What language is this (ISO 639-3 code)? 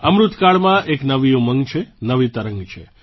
guj